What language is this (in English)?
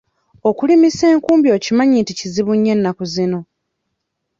Ganda